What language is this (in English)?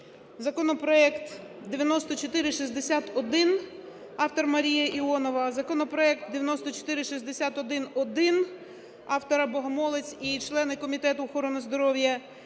Ukrainian